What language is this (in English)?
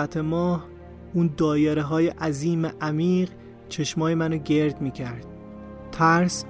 Persian